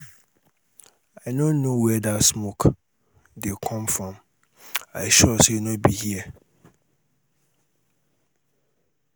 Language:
Nigerian Pidgin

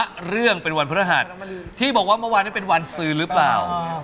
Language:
Thai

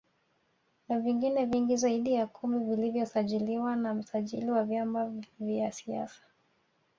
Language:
Swahili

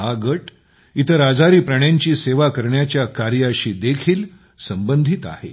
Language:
Marathi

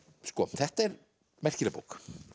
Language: Icelandic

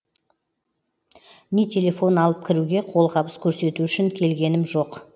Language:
Kazakh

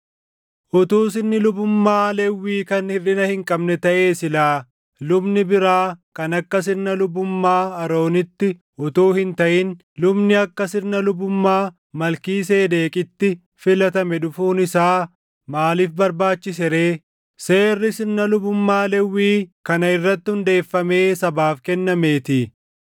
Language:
Oromo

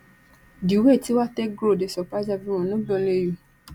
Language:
Nigerian Pidgin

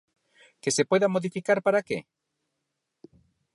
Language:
Galician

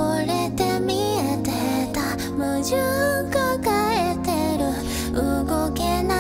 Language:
Japanese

